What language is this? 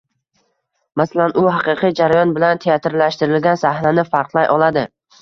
Uzbek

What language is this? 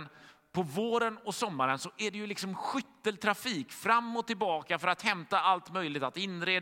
Swedish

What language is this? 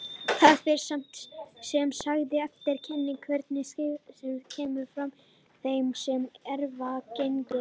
Icelandic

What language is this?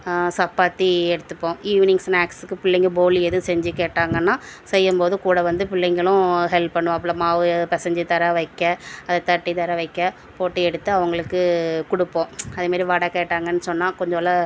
Tamil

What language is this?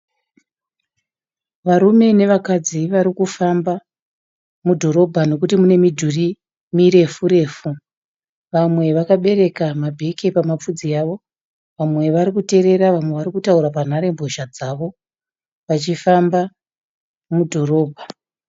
Shona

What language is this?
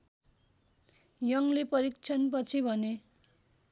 Nepali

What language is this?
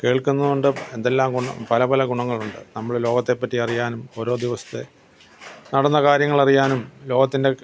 Malayalam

